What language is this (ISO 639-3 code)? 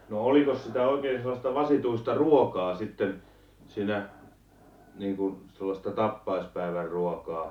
fin